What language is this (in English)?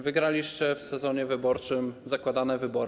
Polish